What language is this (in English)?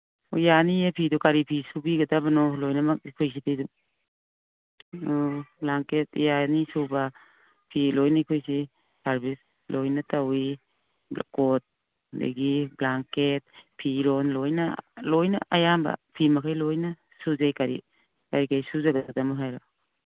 Manipuri